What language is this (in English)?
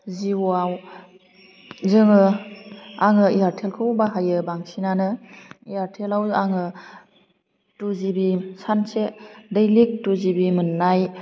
Bodo